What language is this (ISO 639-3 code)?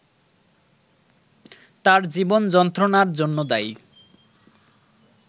ben